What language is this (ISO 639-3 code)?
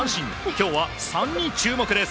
jpn